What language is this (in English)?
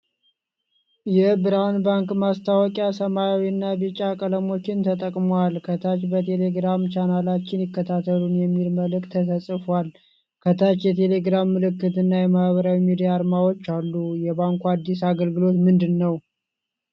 Amharic